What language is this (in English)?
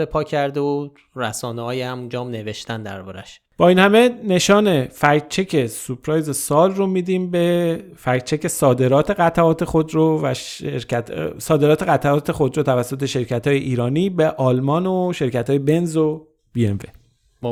Persian